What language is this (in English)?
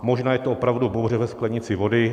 Czech